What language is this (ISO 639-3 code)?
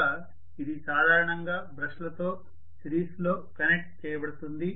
tel